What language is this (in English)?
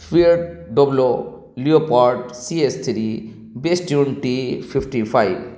Urdu